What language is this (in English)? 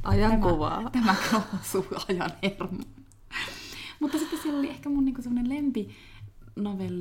Finnish